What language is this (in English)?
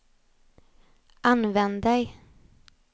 Swedish